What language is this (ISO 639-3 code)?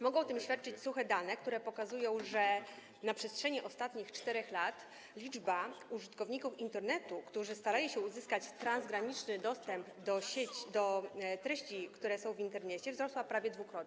pol